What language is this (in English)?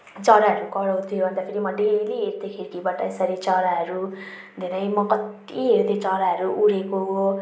Nepali